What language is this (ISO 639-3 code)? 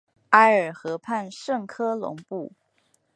zho